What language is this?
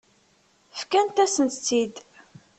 Kabyle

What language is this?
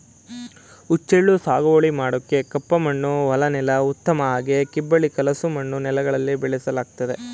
Kannada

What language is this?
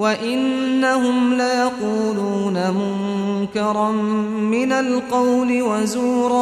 Arabic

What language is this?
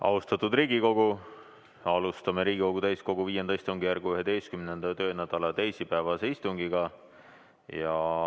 Estonian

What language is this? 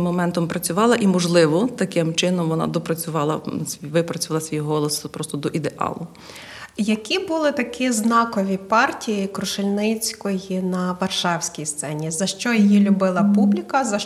Ukrainian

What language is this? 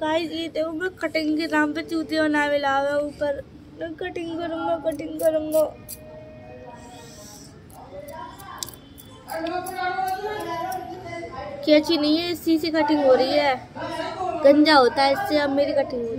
Hindi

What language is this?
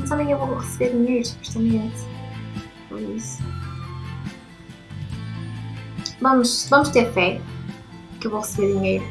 Portuguese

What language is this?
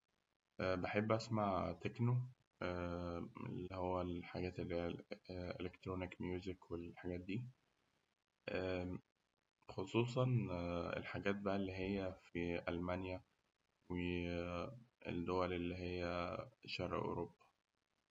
Egyptian Arabic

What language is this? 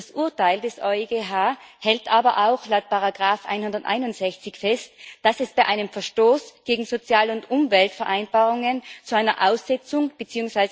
German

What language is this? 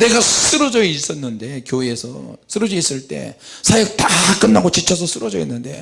Korean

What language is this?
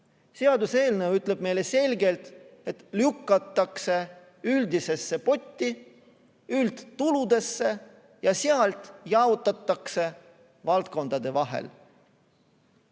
Estonian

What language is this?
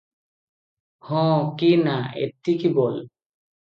Odia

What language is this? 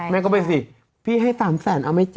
Thai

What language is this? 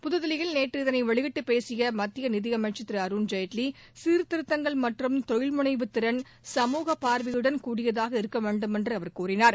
Tamil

